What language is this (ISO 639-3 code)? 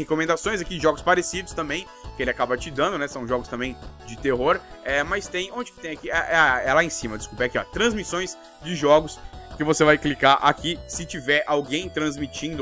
por